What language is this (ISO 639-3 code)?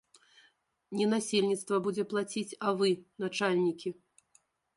bel